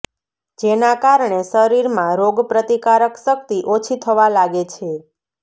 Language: Gujarati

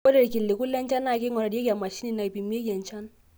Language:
Masai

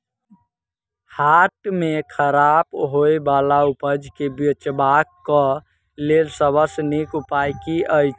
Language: Maithili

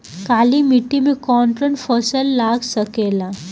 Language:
Bhojpuri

